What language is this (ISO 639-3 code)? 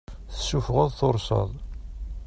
kab